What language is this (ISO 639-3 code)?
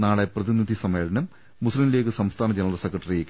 mal